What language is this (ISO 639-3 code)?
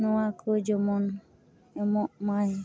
sat